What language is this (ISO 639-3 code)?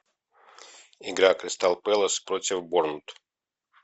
rus